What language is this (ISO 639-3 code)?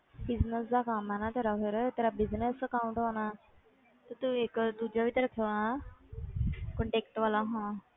pan